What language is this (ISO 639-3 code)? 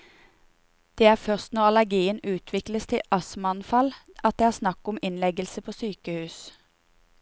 nor